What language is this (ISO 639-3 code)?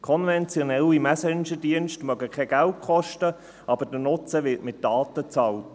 gsw